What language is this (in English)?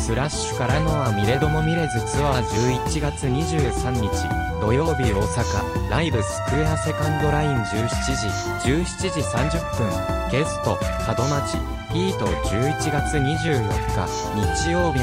Japanese